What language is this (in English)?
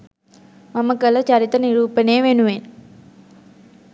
Sinhala